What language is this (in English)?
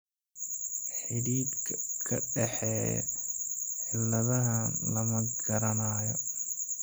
Somali